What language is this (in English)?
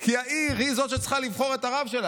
Hebrew